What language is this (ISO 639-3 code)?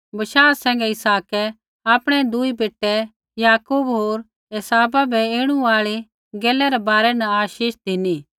kfx